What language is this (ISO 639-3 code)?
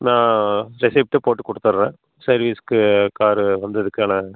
tam